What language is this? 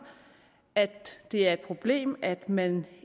Danish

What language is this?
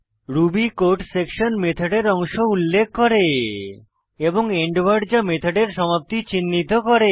Bangla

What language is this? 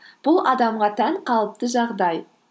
Kazakh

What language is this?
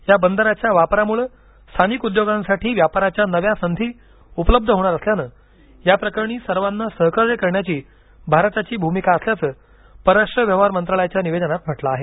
Marathi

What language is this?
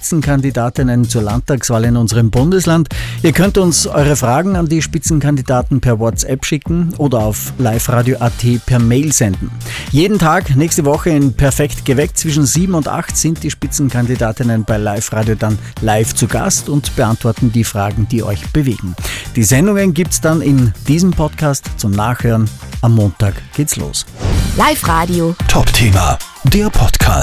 German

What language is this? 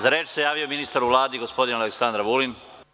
Serbian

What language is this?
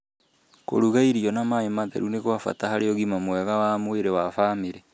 Kikuyu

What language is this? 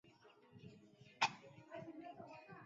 Chinese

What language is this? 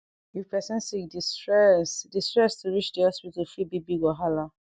Nigerian Pidgin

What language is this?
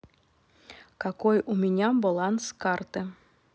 Russian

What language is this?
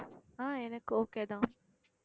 Tamil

